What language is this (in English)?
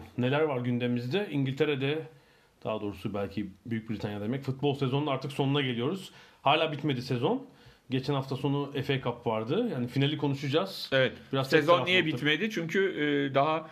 Turkish